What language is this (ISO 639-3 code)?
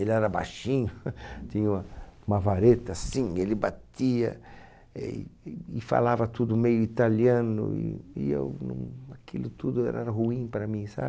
por